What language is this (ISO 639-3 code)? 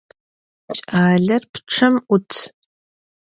ady